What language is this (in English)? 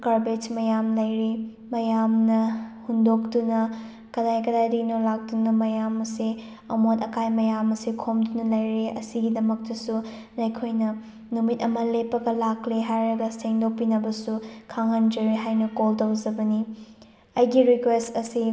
Manipuri